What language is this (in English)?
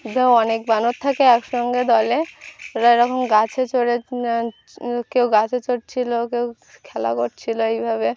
Bangla